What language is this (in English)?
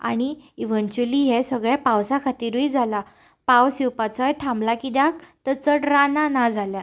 Konkani